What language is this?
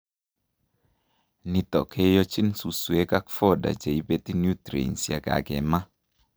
Kalenjin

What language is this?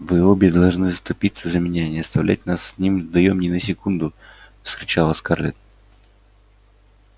Russian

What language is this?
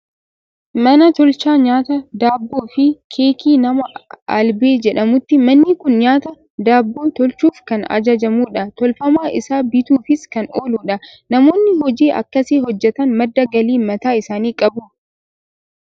Oromo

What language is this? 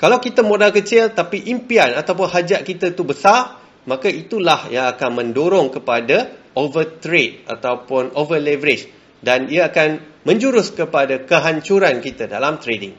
Malay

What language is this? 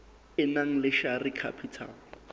Southern Sotho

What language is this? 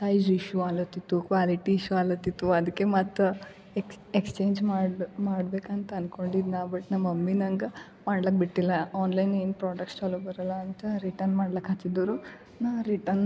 Kannada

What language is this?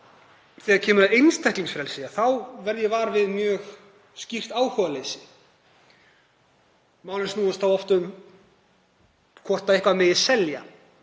Icelandic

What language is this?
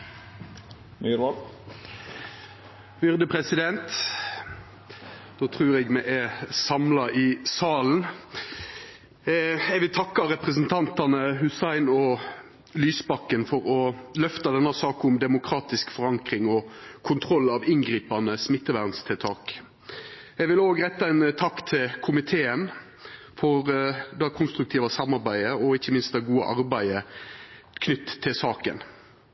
Norwegian Nynorsk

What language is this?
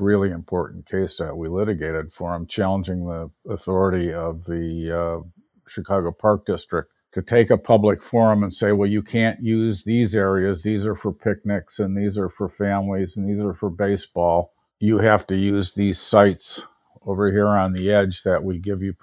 English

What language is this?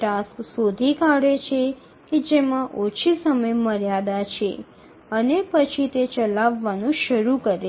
Bangla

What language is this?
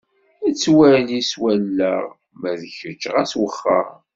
Kabyle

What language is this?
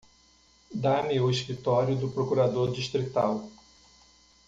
Portuguese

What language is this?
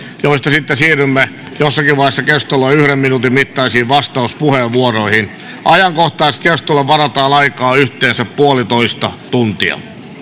Finnish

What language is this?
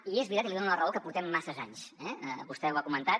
Catalan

